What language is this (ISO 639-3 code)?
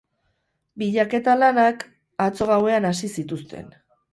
eus